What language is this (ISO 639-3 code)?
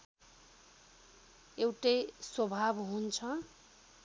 nep